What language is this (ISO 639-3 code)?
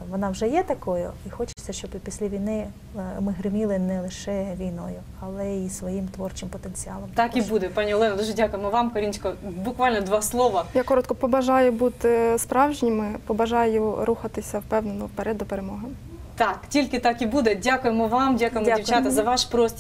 ukr